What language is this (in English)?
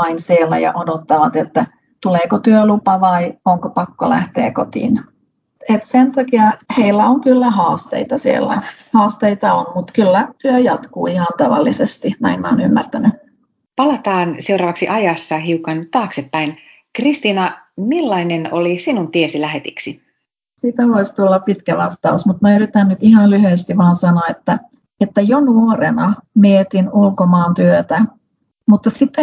Finnish